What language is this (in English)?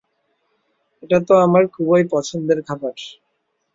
Bangla